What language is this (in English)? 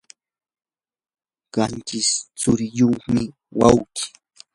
Yanahuanca Pasco Quechua